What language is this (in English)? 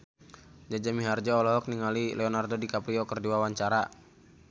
Sundanese